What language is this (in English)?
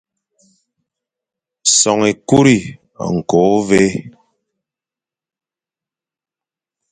Fang